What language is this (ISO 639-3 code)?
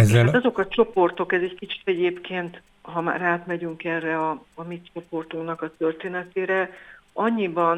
hun